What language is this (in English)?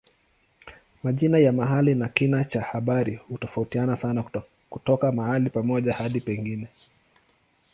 Swahili